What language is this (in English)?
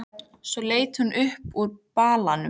Icelandic